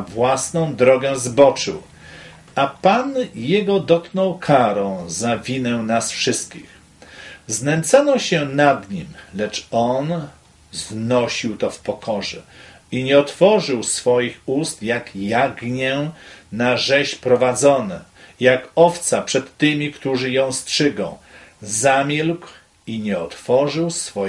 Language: Polish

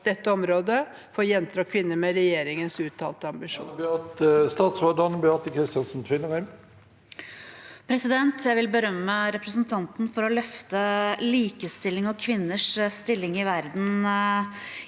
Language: Norwegian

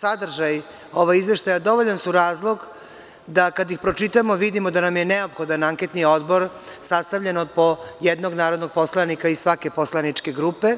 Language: Serbian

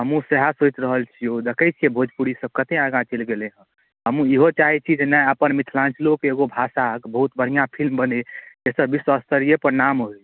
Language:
Maithili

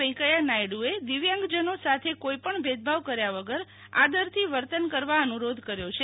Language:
Gujarati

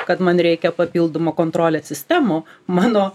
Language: Lithuanian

